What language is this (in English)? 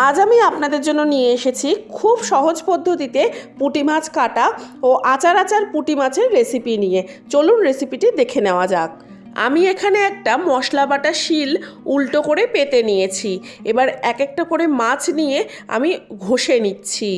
Bangla